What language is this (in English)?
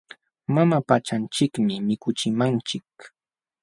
Jauja Wanca Quechua